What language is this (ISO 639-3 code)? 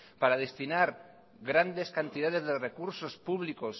spa